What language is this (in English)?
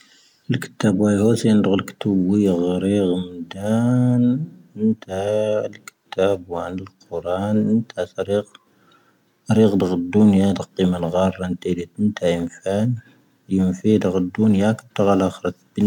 Tahaggart Tamahaq